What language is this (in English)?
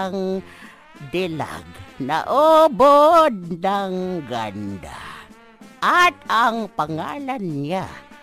Filipino